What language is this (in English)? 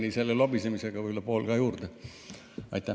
Estonian